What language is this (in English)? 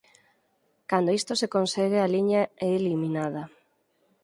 Galician